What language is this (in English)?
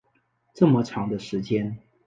Chinese